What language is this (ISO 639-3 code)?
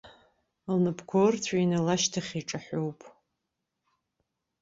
abk